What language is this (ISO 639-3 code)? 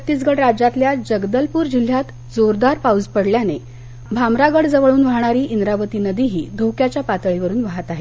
mar